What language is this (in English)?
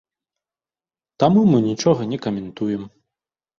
Belarusian